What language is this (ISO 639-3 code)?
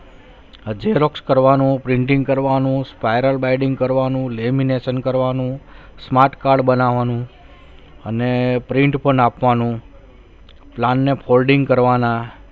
guj